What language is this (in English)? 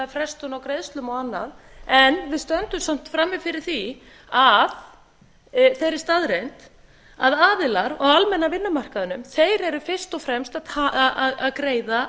Icelandic